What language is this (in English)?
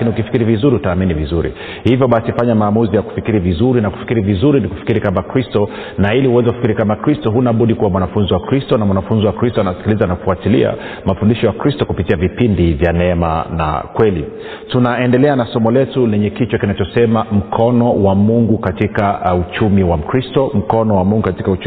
Swahili